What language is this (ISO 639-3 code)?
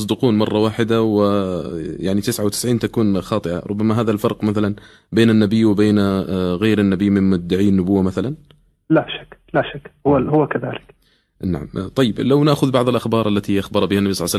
ara